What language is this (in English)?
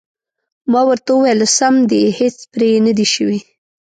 Pashto